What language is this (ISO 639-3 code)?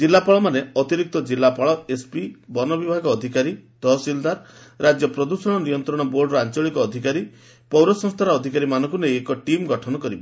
ori